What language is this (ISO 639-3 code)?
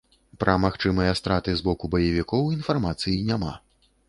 bel